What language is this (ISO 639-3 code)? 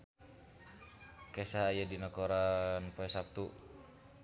sun